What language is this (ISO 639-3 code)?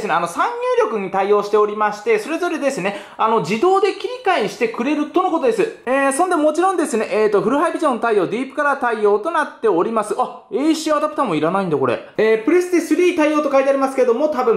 jpn